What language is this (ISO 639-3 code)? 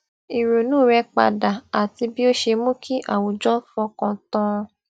yor